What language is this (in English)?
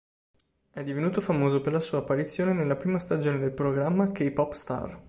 Italian